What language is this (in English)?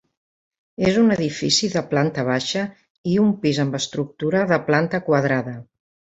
Catalan